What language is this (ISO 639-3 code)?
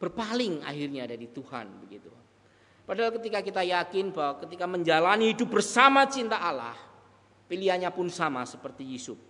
ind